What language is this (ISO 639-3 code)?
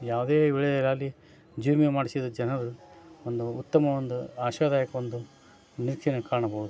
kan